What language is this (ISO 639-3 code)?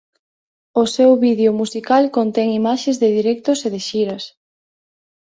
glg